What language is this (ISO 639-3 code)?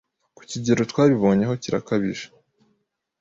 kin